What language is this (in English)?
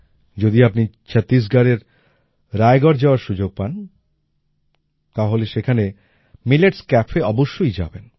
Bangla